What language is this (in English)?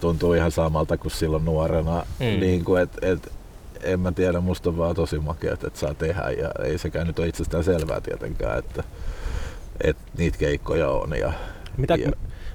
Finnish